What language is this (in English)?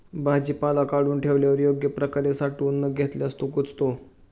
Marathi